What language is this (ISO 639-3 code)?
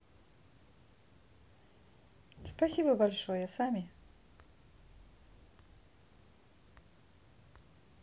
rus